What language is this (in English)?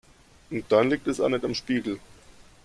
German